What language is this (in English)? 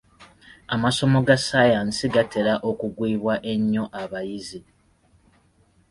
Ganda